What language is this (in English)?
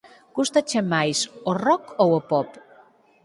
Galician